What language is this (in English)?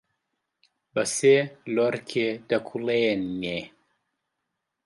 Central Kurdish